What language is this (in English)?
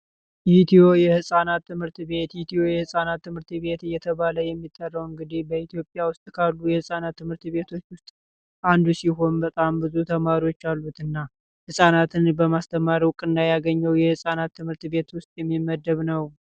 Amharic